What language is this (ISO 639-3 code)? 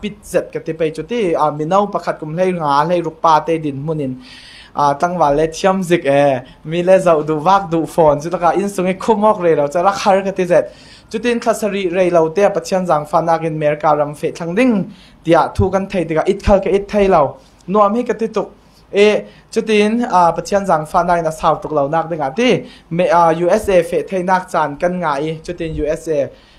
tha